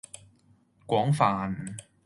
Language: Cantonese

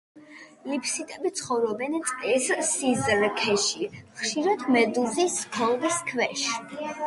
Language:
Georgian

